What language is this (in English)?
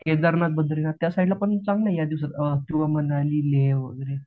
Marathi